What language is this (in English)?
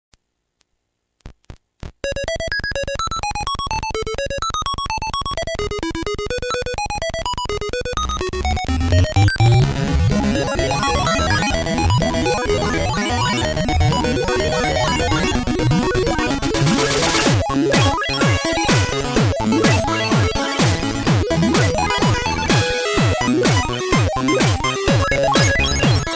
English